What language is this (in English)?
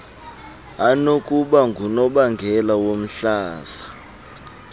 Xhosa